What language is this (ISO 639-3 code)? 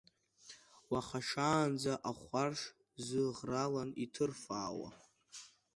abk